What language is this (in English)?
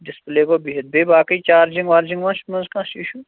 Kashmiri